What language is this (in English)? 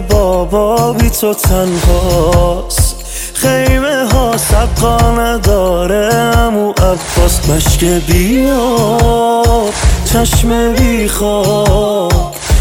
Persian